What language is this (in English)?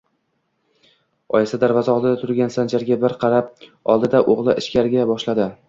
Uzbek